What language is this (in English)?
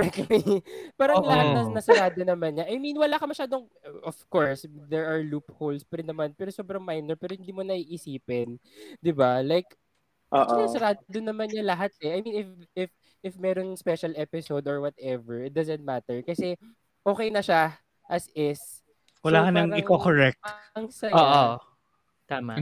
Filipino